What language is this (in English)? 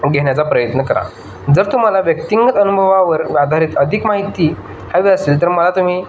Marathi